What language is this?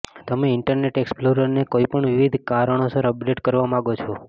Gujarati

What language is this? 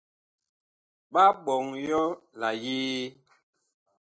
Bakoko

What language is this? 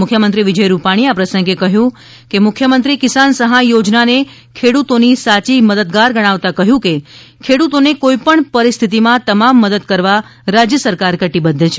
Gujarati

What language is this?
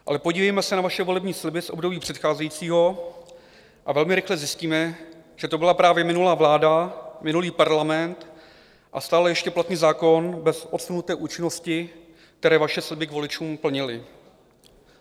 Czech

